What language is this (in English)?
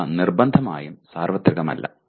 Malayalam